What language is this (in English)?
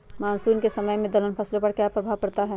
Magahi